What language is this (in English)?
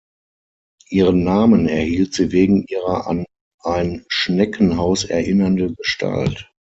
German